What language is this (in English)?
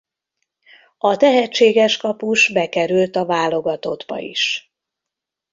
Hungarian